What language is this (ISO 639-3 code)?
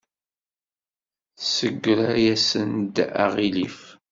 kab